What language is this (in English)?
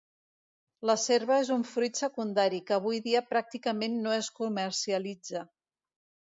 Catalan